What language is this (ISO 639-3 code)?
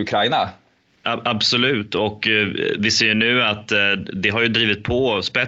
swe